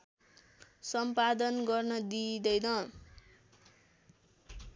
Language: Nepali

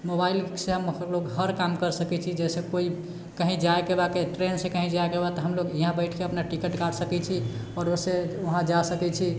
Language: Maithili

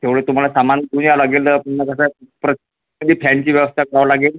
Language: Marathi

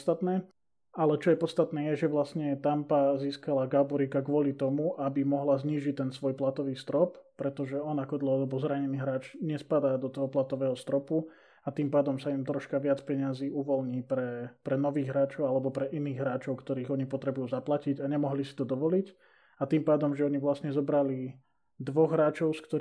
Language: Slovak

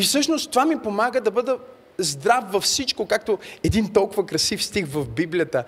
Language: Bulgarian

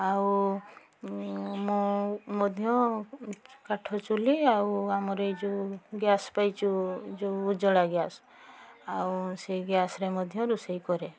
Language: Odia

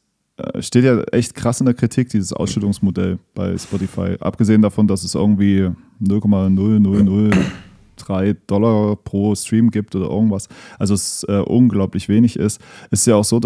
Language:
German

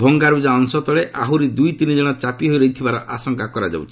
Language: Odia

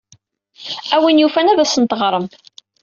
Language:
Kabyle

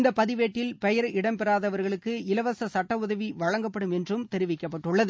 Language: Tamil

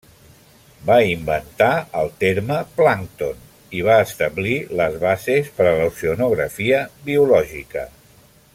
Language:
Catalan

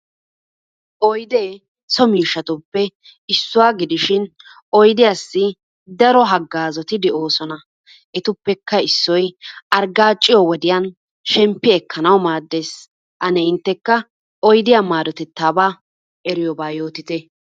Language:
Wolaytta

